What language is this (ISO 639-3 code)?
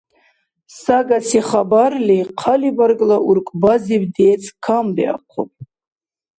dar